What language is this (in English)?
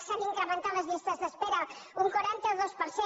Catalan